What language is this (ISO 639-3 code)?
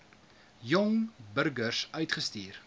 afr